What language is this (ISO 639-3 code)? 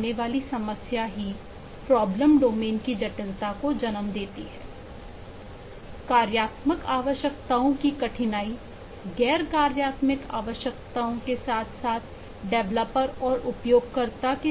hin